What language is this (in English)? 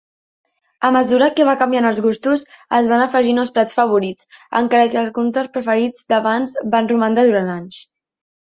Catalan